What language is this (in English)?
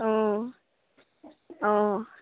Assamese